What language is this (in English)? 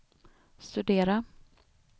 Swedish